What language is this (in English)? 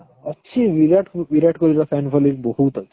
Odia